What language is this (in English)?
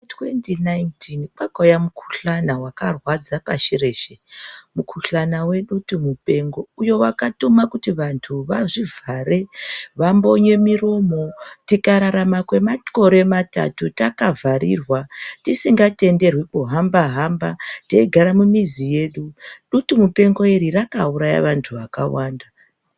Ndau